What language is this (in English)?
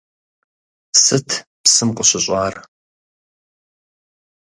Kabardian